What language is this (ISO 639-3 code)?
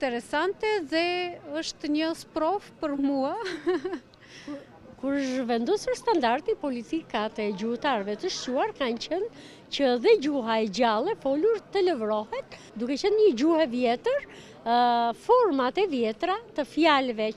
ron